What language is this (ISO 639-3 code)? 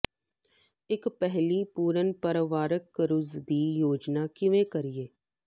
pan